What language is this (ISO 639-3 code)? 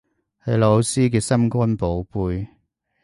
yue